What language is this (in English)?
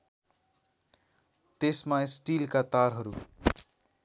Nepali